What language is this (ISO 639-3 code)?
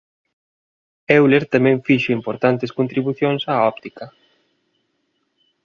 glg